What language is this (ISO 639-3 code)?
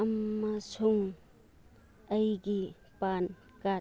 mni